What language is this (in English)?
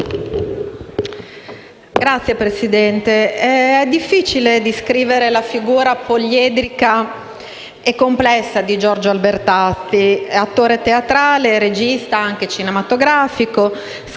Italian